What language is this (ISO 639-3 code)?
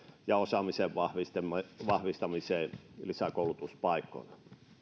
fin